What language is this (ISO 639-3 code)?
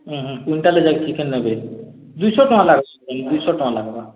ori